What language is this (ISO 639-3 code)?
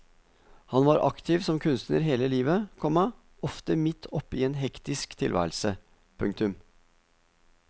nor